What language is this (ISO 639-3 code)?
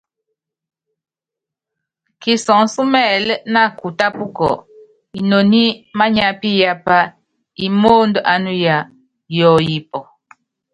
yav